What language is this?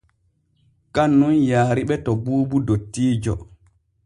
Borgu Fulfulde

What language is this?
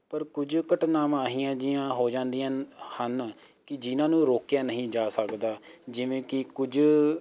Punjabi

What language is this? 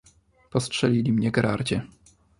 Polish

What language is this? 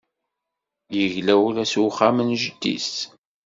Kabyle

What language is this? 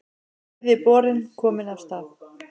Icelandic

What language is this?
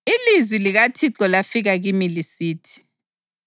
North Ndebele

